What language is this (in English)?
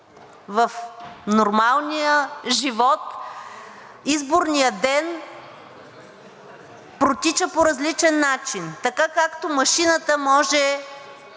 Bulgarian